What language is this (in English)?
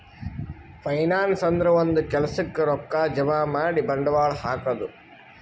Kannada